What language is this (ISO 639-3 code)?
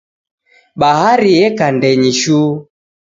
dav